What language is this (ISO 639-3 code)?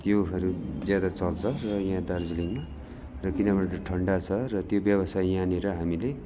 nep